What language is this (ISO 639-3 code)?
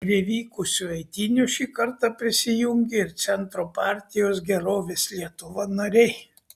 lit